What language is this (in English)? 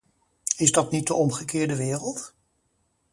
Dutch